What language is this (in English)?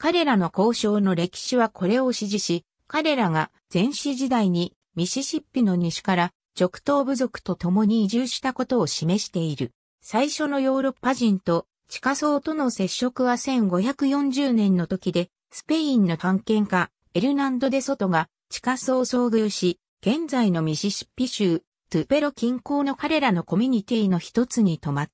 Japanese